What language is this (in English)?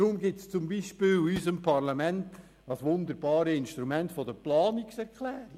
Swiss German